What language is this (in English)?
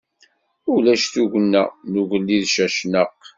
Kabyle